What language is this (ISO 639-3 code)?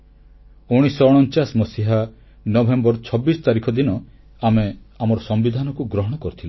ori